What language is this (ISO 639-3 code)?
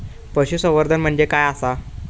mar